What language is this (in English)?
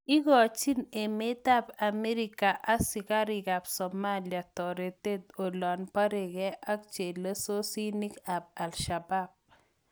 Kalenjin